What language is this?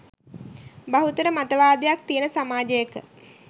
Sinhala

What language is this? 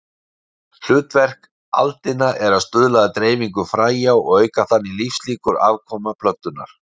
Icelandic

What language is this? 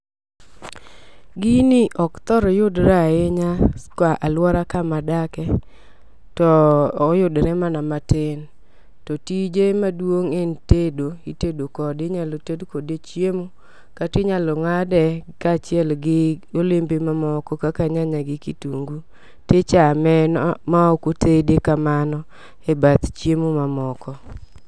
Luo (Kenya and Tanzania)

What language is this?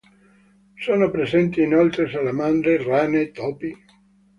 Italian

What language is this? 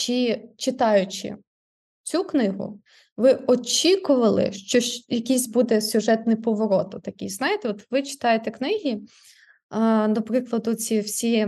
Ukrainian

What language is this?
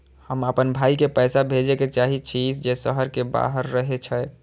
Maithili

